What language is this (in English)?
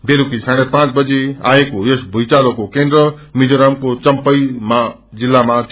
Nepali